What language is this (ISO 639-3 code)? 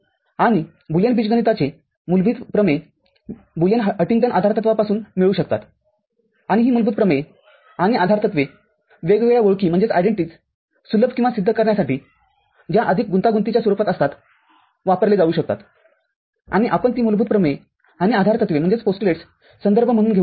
mar